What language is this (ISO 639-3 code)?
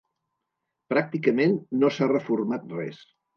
cat